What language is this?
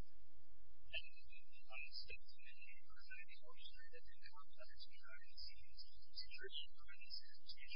English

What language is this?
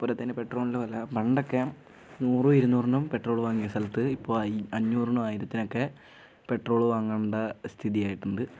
Malayalam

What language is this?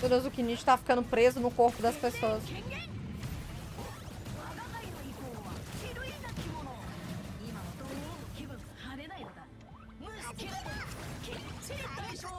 Portuguese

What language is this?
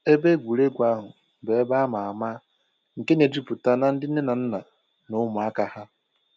Igbo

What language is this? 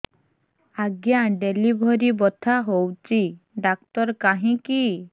Odia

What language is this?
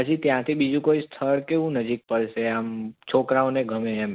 Gujarati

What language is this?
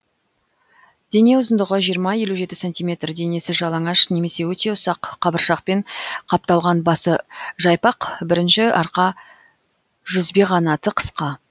Kazakh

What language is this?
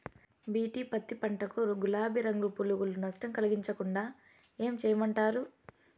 Telugu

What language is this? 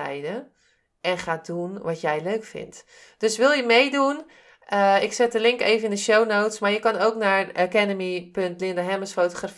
Dutch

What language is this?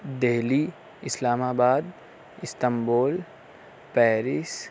Urdu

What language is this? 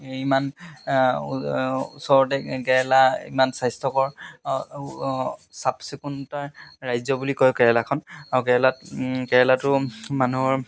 Assamese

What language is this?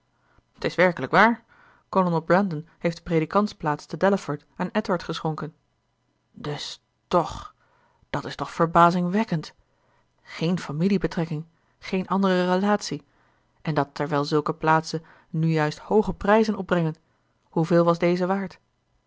Dutch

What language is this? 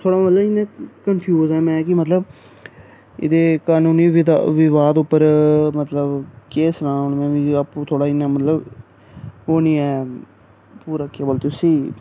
Dogri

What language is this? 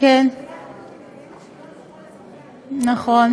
Hebrew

